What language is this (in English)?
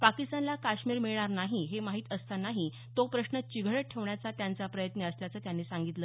Marathi